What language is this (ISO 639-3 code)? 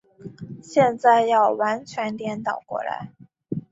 zho